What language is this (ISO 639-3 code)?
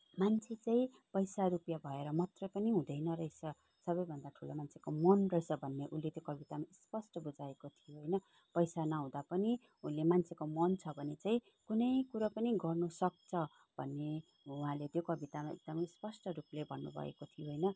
nep